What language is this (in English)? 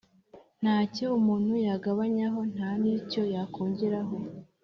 Kinyarwanda